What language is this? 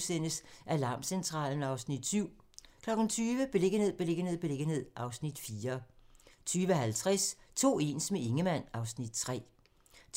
Danish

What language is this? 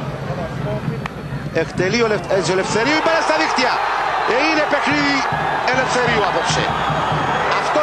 Greek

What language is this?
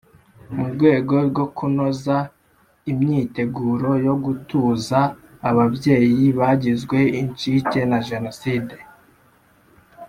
Kinyarwanda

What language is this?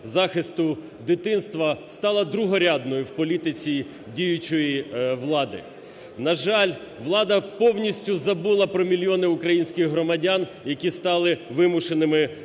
Ukrainian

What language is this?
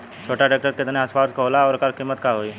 Bhojpuri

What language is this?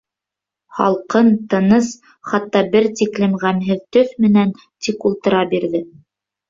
Bashkir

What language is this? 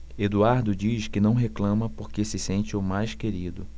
Portuguese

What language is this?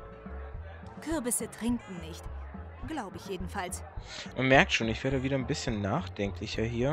German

